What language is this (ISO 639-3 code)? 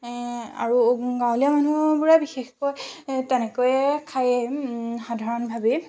asm